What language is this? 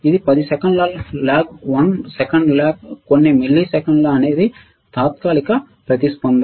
Telugu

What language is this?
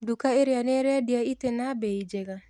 Kikuyu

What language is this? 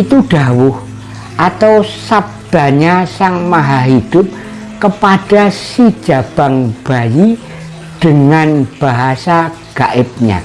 Indonesian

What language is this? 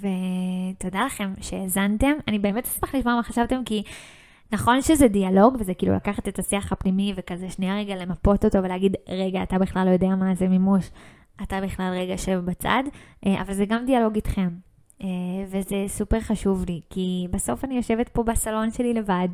Hebrew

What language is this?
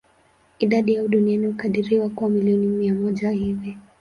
Swahili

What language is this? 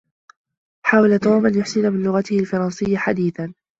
Arabic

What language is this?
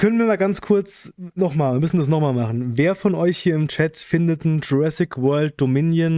German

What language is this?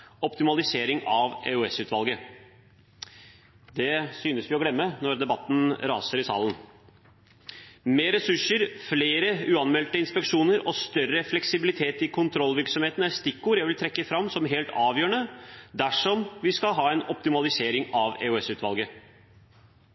Norwegian Bokmål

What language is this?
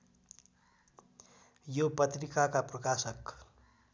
Nepali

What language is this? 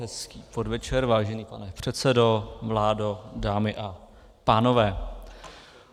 Czech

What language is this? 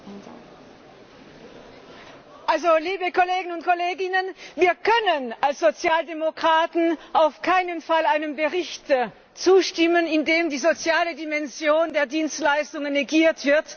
German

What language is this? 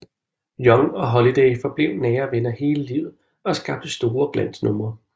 Danish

